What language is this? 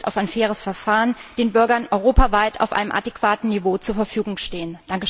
German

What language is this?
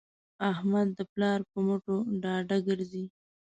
Pashto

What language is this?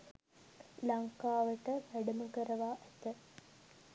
Sinhala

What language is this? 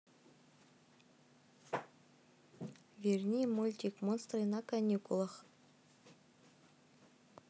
Russian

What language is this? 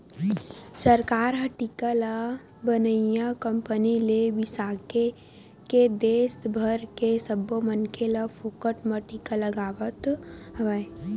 Chhattisgarhi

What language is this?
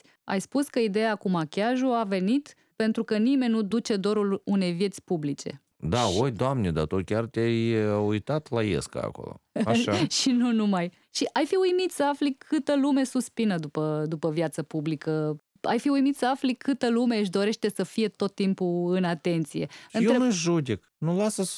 Romanian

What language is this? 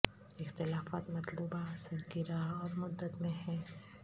Urdu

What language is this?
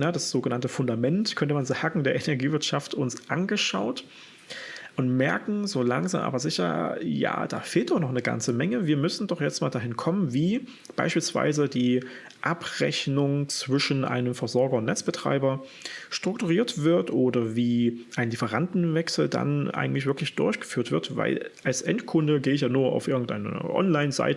German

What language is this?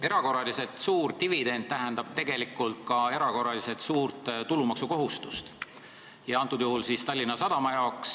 Estonian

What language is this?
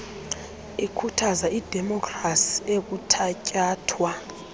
Xhosa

